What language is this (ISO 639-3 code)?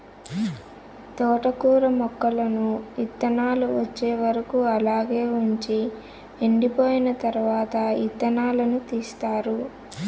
tel